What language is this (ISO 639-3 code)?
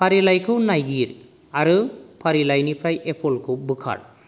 brx